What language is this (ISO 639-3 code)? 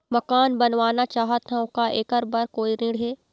hne